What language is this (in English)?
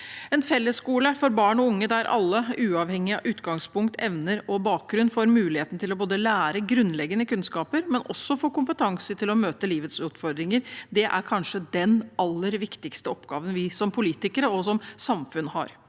Norwegian